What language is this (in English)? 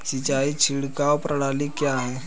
Hindi